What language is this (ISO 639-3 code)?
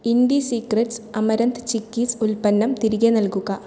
mal